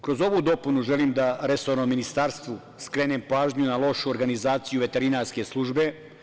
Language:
Serbian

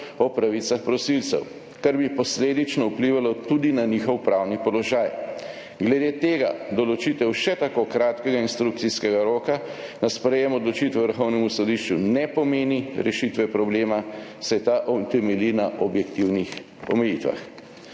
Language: Slovenian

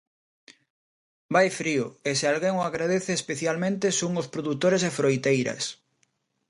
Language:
Galician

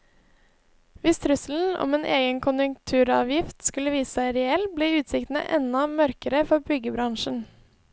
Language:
Norwegian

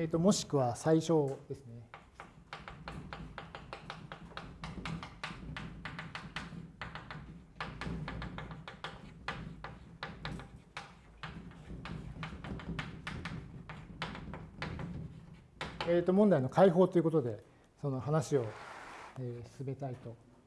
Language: Japanese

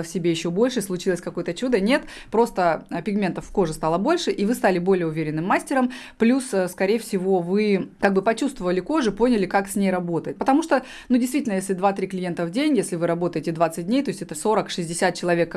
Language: Russian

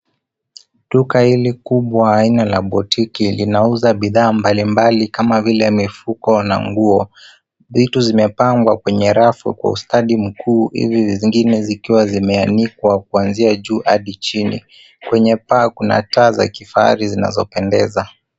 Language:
Swahili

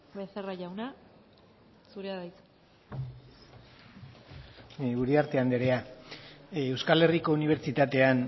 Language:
Basque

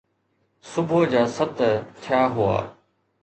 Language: Sindhi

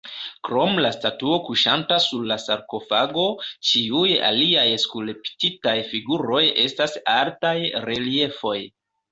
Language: Esperanto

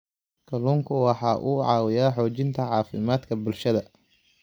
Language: Somali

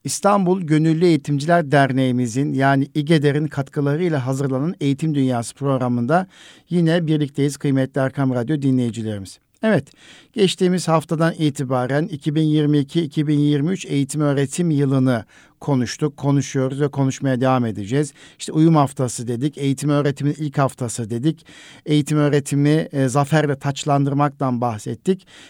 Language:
Turkish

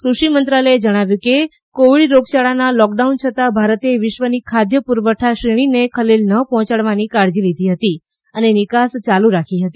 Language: Gujarati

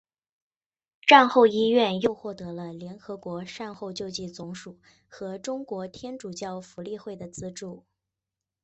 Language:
Chinese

